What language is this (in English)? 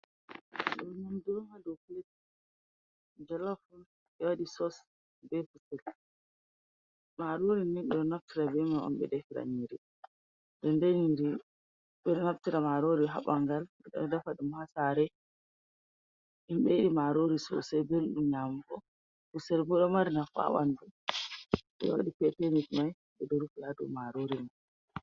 Fula